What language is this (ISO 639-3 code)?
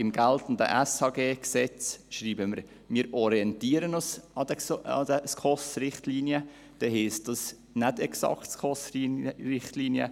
gsw